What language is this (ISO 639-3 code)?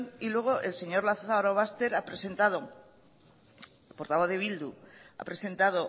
spa